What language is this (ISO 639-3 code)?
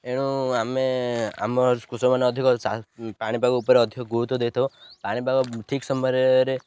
ori